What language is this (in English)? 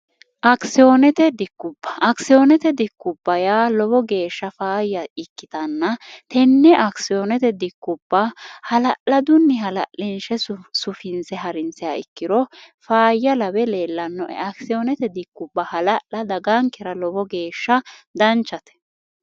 Sidamo